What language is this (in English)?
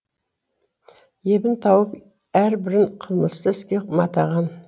Kazakh